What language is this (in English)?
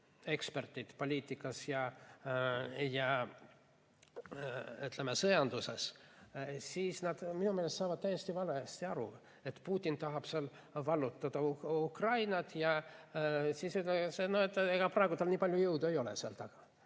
Estonian